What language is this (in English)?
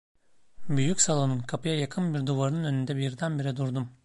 Turkish